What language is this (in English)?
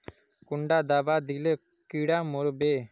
Magahi